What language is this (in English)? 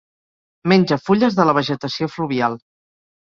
Catalan